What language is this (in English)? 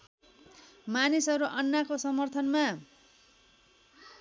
Nepali